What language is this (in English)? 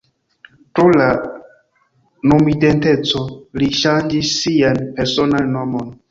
Esperanto